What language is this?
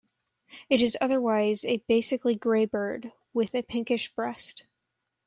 English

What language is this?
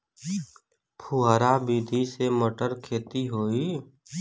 Bhojpuri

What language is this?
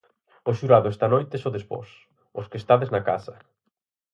Galician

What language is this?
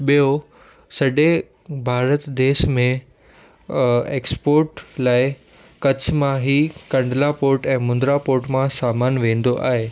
Sindhi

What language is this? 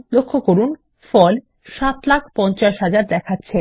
Bangla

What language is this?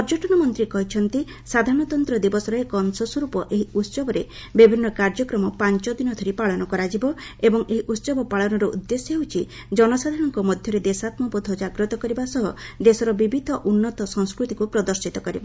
Odia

